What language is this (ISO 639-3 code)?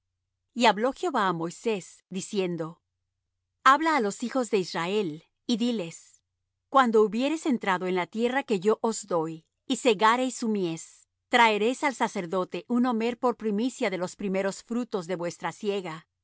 spa